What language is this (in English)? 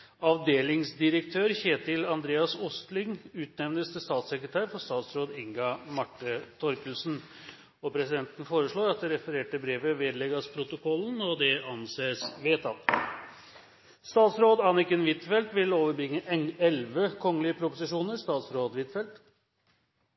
Norwegian Bokmål